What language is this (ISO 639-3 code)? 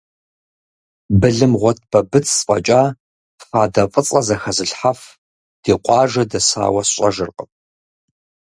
kbd